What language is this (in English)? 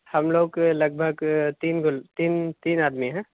Urdu